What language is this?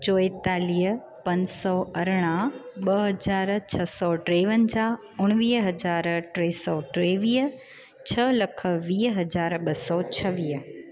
Sindhi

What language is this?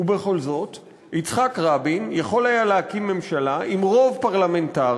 Hebrew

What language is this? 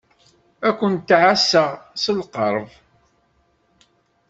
Kabyle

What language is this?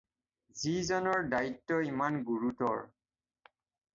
Assamese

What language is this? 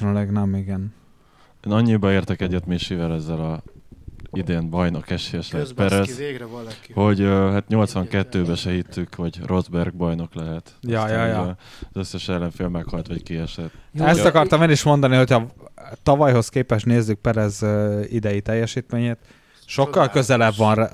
Hungarian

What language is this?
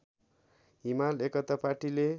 Nepali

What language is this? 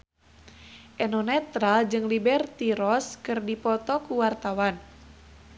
Sundanese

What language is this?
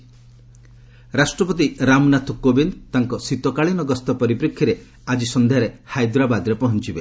Odia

